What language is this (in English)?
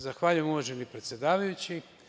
Serbian